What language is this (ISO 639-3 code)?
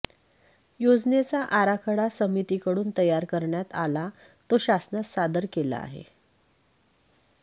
mar